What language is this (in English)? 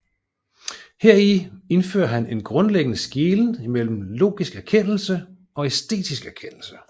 Danish